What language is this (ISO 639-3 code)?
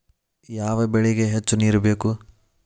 kan